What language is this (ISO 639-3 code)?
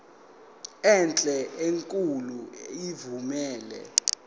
zul